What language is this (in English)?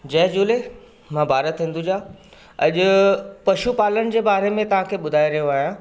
Sindhi